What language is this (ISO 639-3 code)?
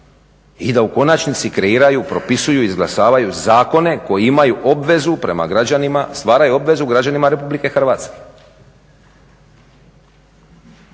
hrv